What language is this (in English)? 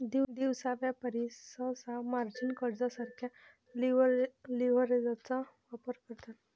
Marathi